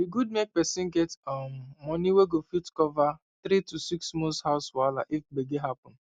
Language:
Nigerian Pidgin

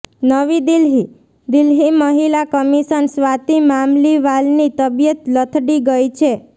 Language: Gujarati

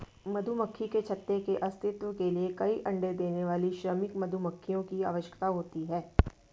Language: Hindi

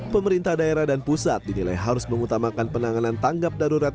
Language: Indonesian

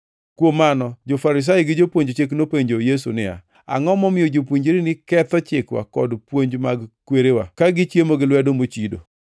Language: Luo (Kenya and Tanzania)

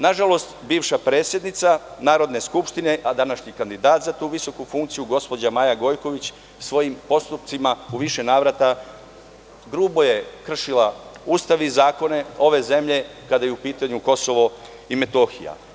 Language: Serbian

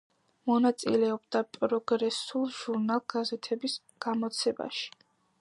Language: Georgian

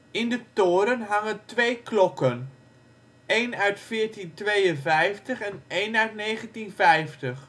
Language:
Dutch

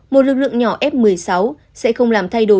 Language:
Vietnamese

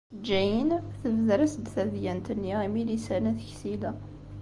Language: Kabyle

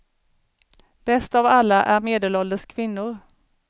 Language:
Swedish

